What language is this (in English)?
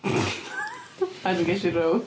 Welsh